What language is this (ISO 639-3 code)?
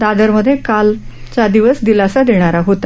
mar